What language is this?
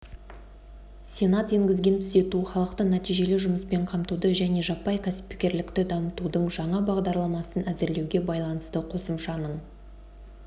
Kazakh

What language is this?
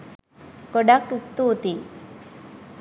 Sinhala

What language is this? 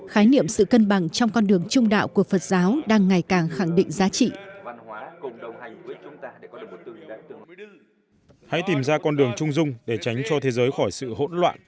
Vietnamese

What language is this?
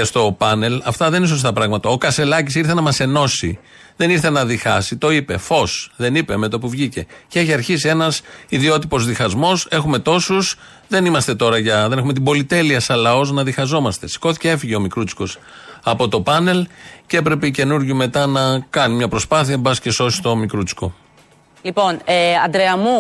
Greek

